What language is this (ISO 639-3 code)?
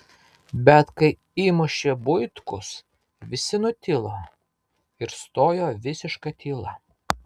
lit